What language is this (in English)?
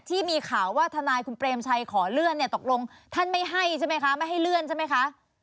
Thai